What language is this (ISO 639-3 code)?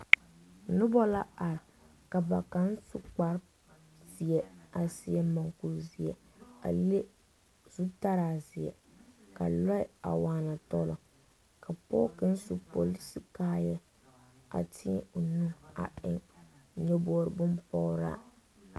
dga